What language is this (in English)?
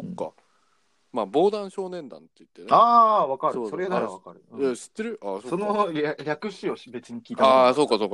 Japanese